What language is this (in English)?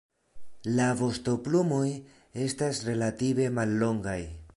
Esperanto